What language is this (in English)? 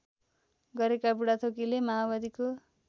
Nepali